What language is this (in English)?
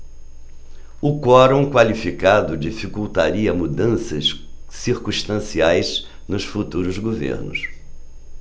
Portuguese